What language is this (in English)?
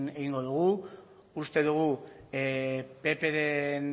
Basque